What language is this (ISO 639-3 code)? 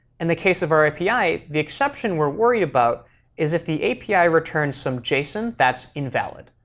eng